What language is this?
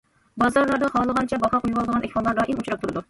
Uyghur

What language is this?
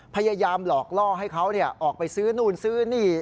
Thai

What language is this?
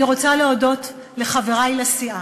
Hebrew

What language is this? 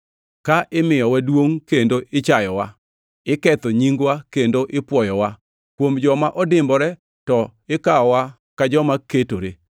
Luo (Kenya and Tanzania)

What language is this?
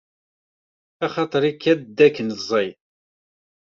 Kabyle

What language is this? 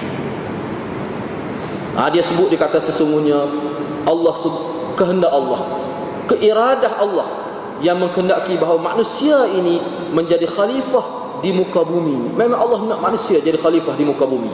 Malay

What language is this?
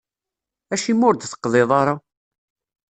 Kabyle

